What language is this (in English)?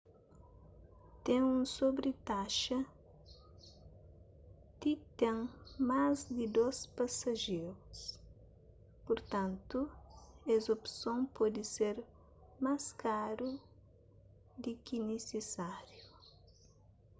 Kabuverdianu